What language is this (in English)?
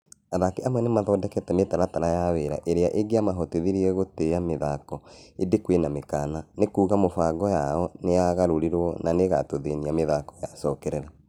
Kikuyu